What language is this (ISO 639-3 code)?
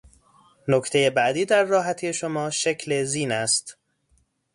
fas